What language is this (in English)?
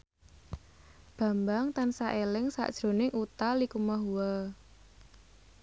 Javanese